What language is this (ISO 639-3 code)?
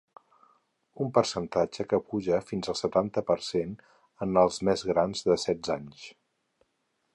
cat